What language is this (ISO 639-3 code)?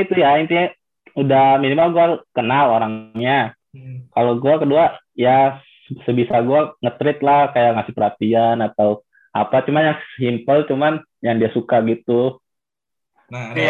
ind